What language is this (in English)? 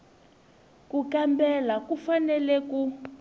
Tsonga